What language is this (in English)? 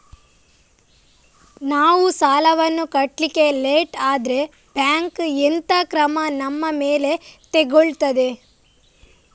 Kannada